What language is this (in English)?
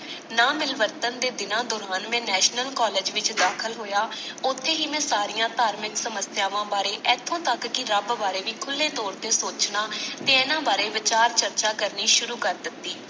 Punjabi